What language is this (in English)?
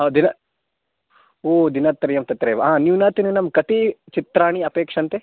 Sanskrit